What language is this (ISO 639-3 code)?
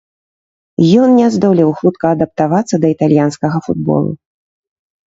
bel